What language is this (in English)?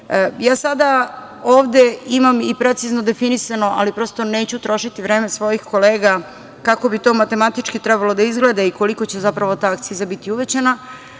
Serbian